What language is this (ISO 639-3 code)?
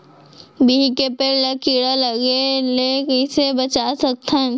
hne